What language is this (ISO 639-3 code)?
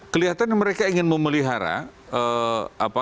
ind